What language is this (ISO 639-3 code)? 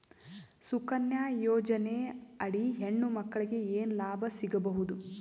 kan